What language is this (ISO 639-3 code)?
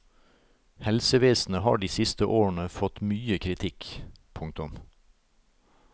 nor